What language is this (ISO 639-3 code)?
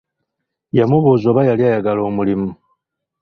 lug